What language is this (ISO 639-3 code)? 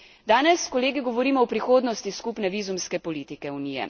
slv